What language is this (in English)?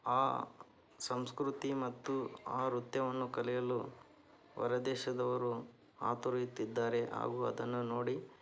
Kannada